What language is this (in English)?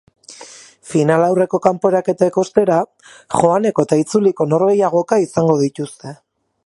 Basque